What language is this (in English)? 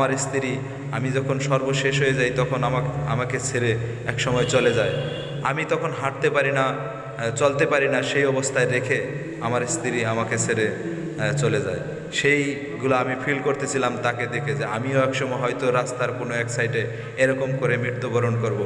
Bangla